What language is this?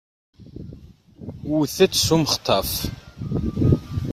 Kabyle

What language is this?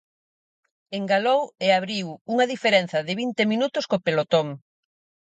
Galician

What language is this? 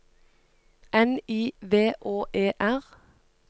Norwegian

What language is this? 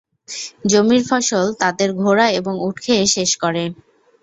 Bangla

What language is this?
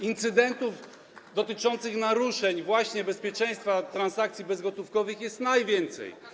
Polish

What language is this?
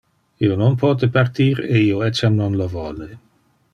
Interlingua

